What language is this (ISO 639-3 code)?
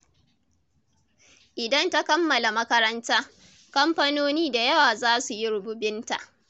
hau